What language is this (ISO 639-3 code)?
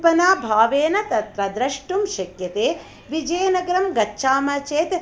san